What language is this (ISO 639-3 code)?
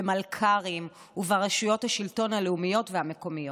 heb